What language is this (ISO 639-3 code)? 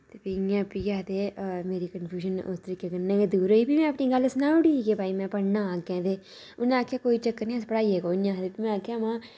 doi